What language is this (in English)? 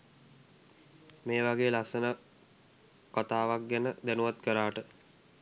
Sinhala